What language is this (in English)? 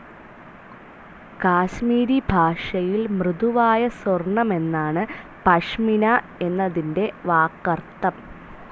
Malayalam